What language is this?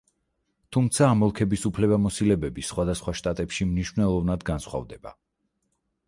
Georgian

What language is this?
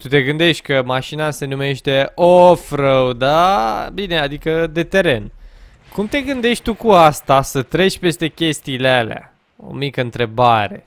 Romanian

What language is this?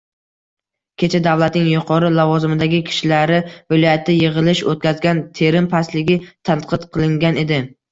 Uzbek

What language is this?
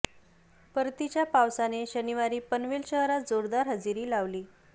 Marathi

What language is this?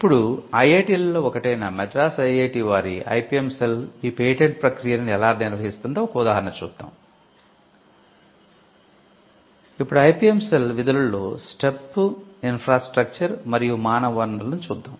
Telugu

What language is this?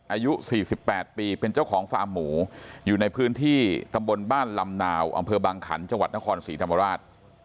Thai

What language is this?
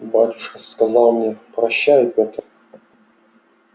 Russian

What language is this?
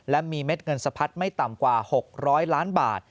Thai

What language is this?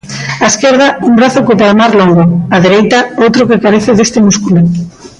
Galician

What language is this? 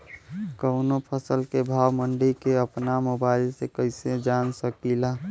Bhojpuri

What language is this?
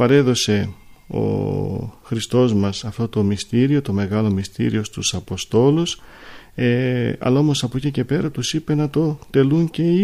Greek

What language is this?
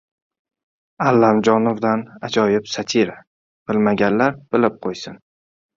Uzbek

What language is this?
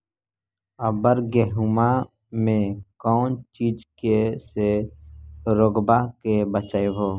Magahi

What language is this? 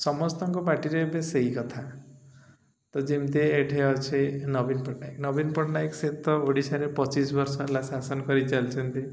Odia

